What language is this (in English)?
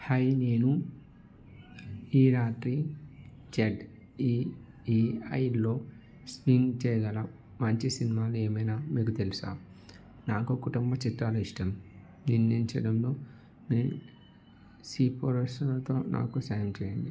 Telugu